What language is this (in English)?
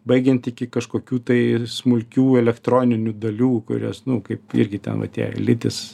Lithuanian